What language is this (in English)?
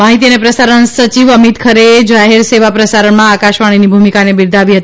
Gujarati